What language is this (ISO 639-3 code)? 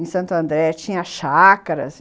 por